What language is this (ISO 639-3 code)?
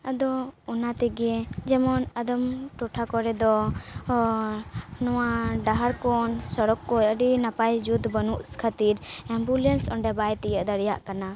sat